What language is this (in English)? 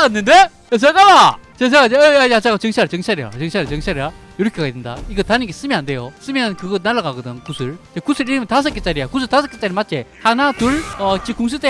Korean